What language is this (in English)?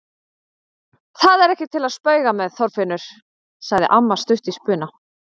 Icelandic